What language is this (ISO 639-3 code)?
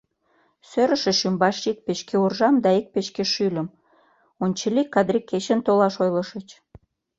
chm